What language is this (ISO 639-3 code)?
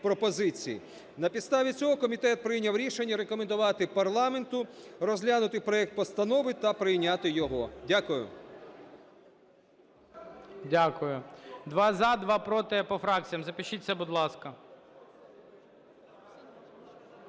ukr